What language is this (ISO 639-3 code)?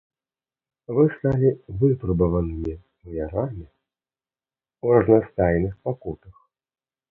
bel